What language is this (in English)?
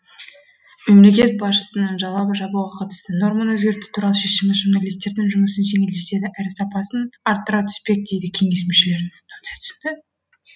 Kazakh